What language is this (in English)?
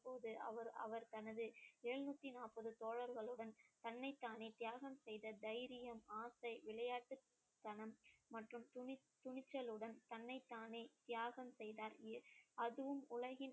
Tamil